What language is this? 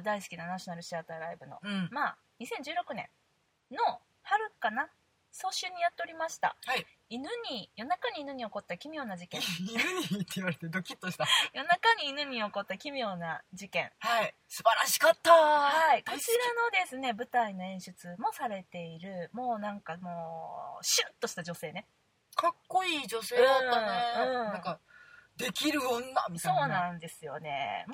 Japanese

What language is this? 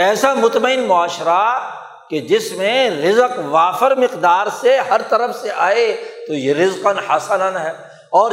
Urdu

